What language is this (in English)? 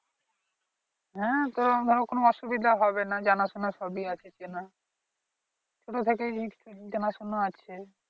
Bangla